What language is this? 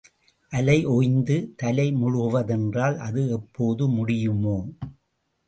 Tamil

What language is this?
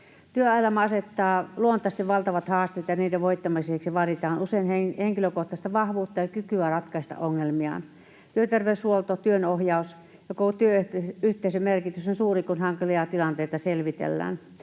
Finnish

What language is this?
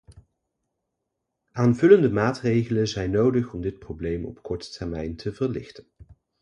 Dutch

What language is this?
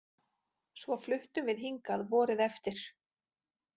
Icelandic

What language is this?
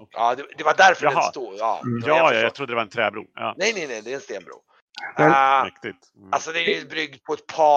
Swedish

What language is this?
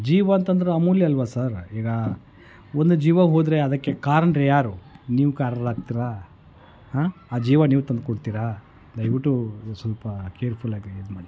Kannada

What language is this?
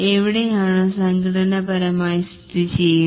Malayalam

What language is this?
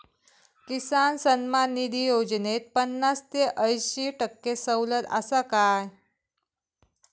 Marathi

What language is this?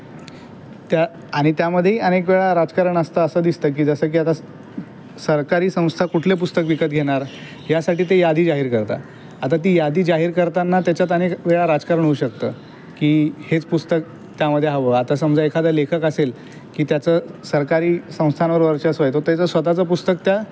Marathi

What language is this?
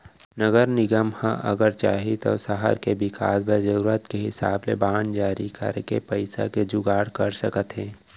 Chhattisgarhi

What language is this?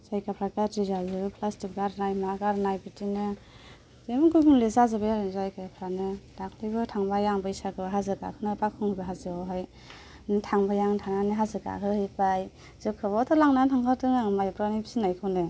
Bodo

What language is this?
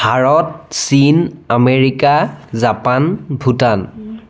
Assamese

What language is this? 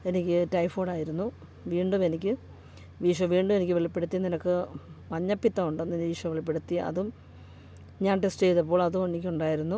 Malayalam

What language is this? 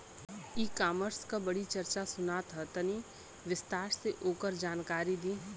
Bhojpuri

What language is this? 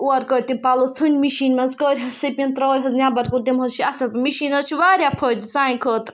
Kashmiri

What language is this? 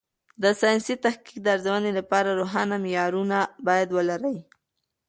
Pashto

